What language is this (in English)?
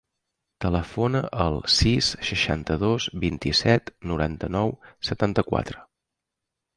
Catalan